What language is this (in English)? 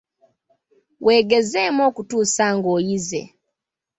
Ganda